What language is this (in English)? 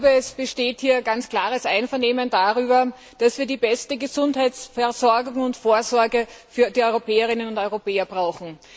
German